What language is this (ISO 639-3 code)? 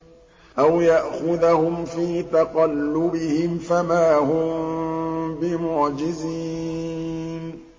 ara